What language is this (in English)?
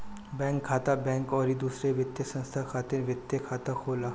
Bhojpuri